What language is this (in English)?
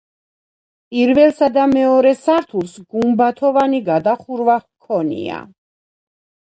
Georgian